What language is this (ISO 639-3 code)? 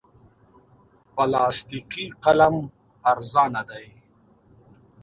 pus